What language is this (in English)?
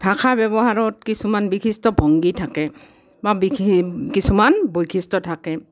Assamese